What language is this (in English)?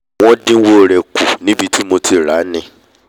Yoruba